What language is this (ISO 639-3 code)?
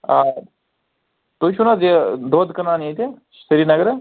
kas